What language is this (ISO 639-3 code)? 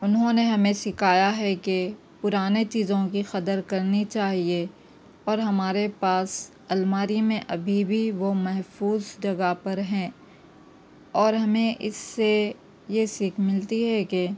urd